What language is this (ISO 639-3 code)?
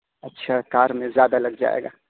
urd